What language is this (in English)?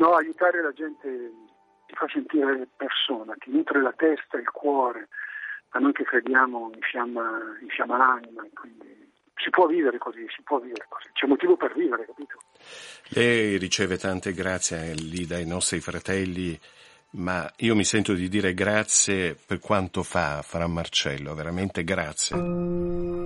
Italian